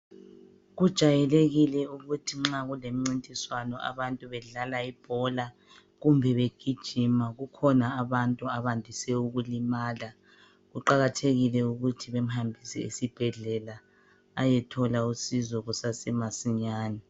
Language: North Ndebele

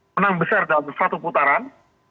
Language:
Indonesian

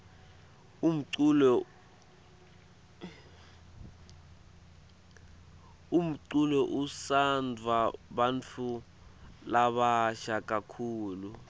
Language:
Swati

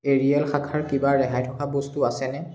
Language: Assamese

